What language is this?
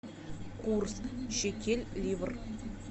Russian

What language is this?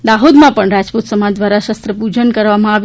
Gujarati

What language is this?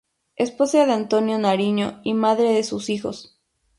Spanish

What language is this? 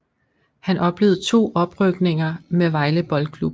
Danish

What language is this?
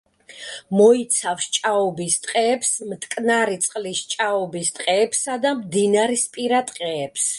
Georgian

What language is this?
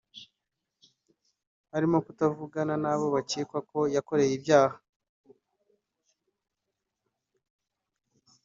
Kinyarwanda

